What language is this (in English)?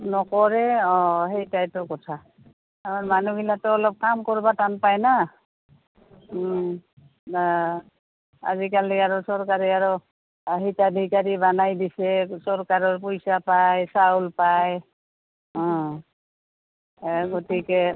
Assamese